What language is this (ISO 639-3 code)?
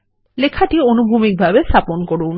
ben